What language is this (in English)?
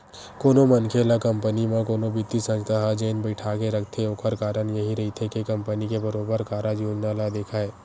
Chhattisgarhi